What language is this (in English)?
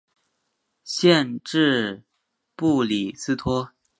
Chinese